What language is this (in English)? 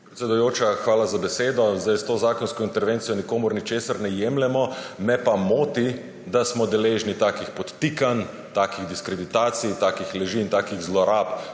Slovenian